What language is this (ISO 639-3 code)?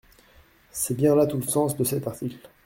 fra